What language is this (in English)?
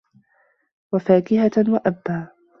Arabic